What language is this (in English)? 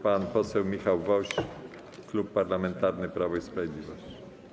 Polish